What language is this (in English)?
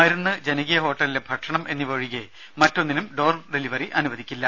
Malayalam